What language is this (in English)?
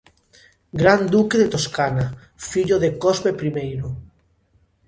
Galician